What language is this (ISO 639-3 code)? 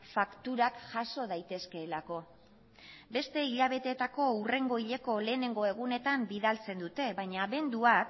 eus